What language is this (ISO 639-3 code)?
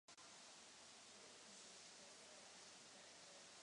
ces